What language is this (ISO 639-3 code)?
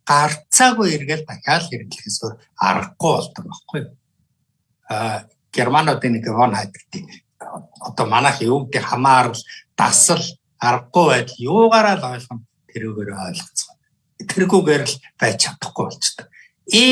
tur